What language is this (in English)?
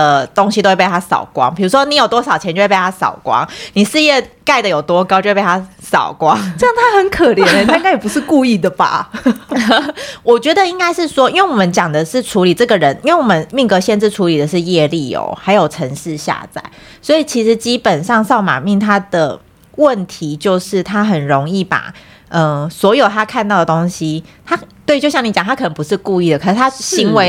Chinese